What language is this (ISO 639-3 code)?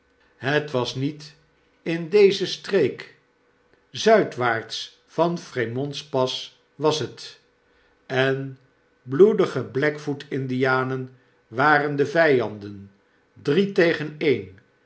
nld